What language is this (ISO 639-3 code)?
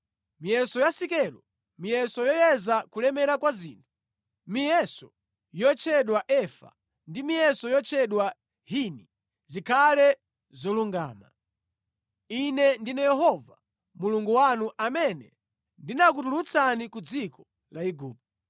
nya